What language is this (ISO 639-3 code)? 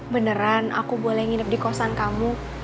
ind